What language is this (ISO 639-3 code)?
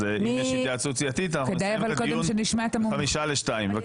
heb